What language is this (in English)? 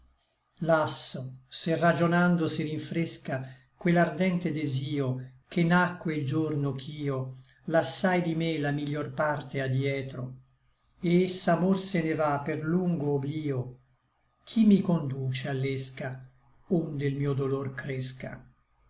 Italian